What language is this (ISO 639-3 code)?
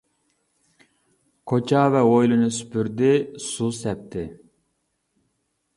uig